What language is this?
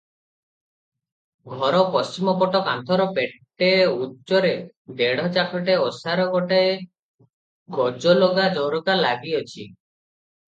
Odia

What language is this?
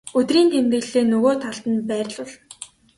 Mongolian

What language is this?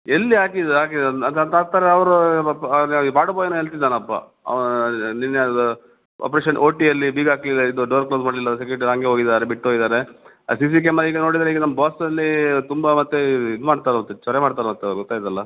Kannada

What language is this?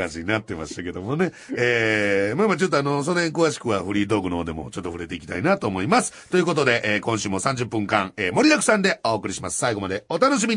Japanese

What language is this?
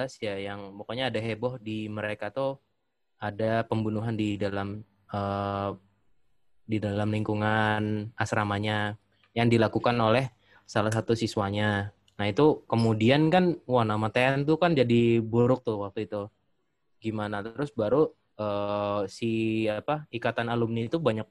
Indonesian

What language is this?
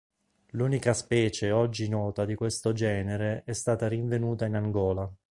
Italian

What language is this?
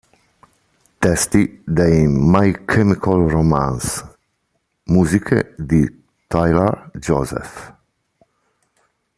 Italian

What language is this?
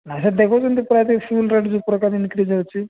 Odia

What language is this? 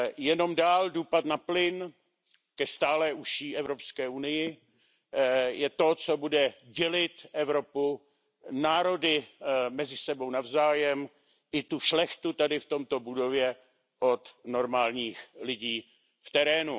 Czech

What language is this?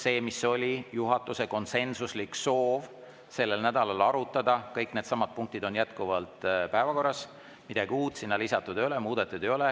Estonian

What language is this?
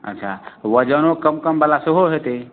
Maithili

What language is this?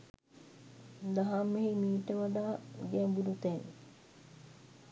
Sinhala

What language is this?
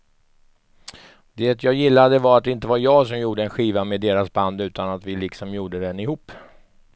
Swedish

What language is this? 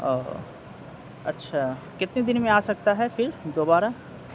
Urdu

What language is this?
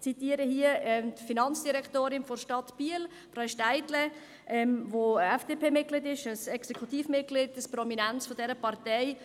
Swiss German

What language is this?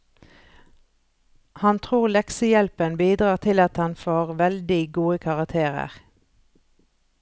Norwegian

